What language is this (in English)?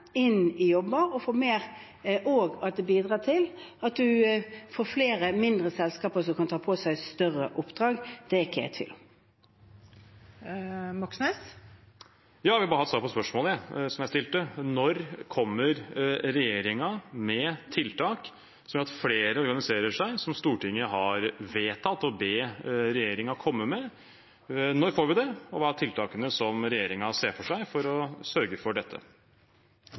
Norwegian